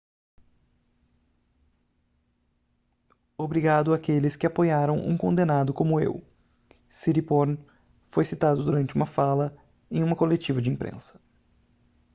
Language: Portuguese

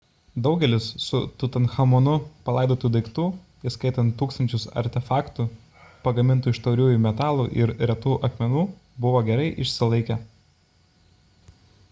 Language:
Lithuanian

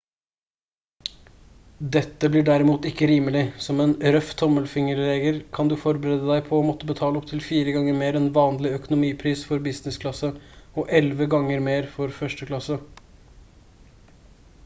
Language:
Norwegian Bokmål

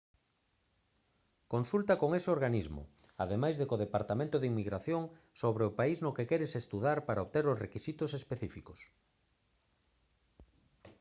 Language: Galician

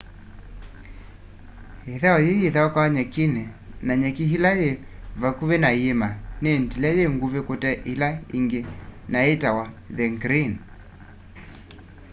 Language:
Kamba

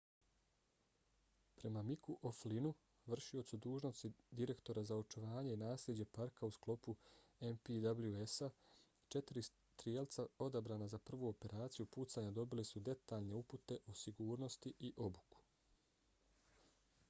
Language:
Bosnian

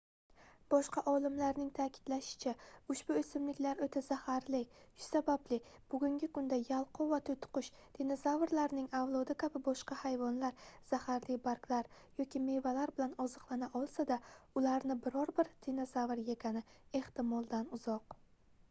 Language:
Uzbek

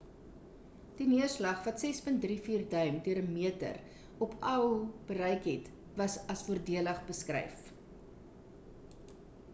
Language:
Afrikaans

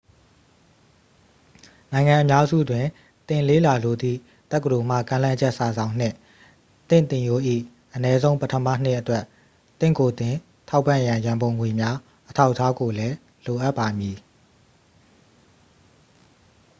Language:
Burmese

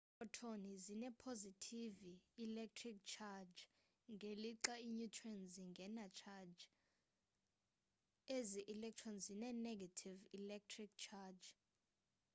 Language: Xhosa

